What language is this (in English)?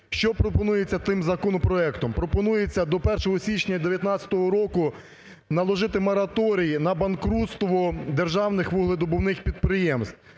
Ukrainian